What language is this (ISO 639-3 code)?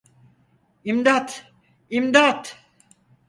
tur